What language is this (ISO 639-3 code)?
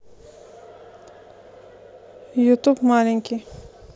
rus